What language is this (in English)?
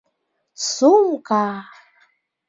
Bashkir